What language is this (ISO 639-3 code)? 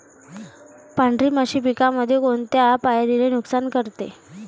mar